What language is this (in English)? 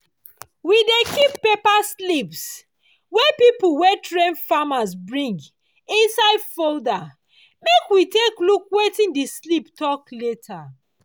Nigerian Pidgin